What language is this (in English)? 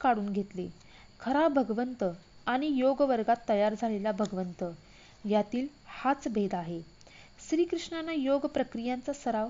Marathi